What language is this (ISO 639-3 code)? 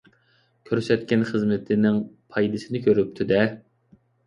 uig